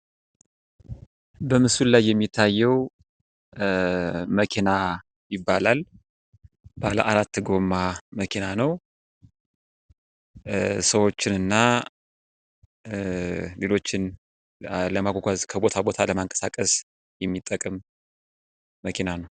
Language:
Amharic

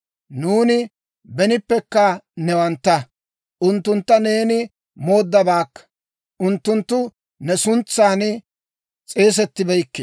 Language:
Dawro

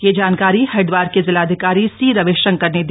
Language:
Hindi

